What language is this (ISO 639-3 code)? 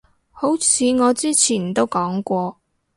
yue